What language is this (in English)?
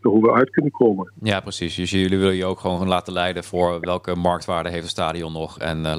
Dutch